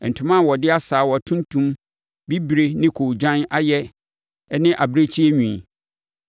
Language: Akan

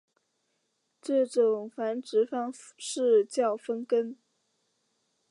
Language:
Chinese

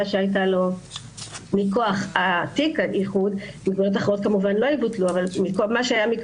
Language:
Hebrew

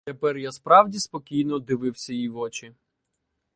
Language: Ukrainian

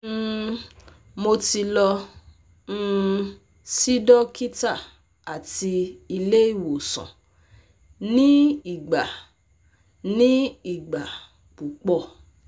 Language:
Yoruba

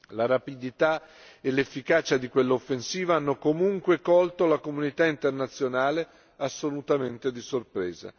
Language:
Italian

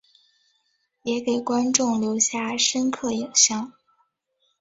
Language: Chinese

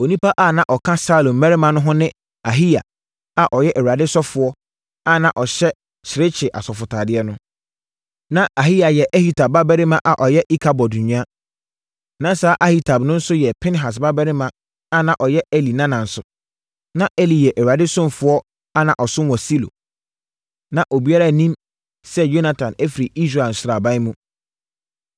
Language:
Akan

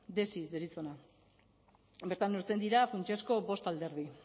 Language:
Basque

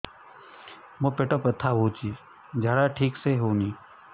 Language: Odia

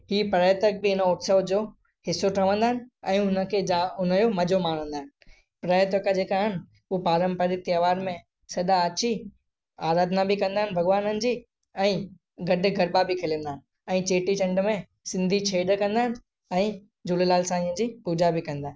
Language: Sindhi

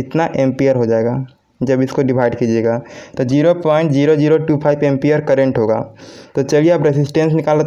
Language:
Hindi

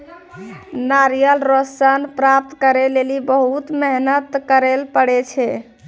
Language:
Maithili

